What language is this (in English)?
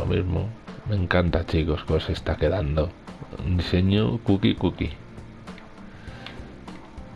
Spanish